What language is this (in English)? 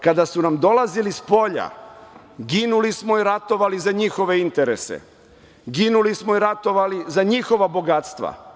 Serbian